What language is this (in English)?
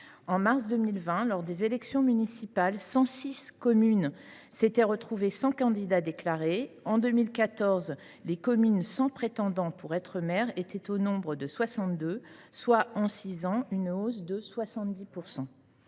French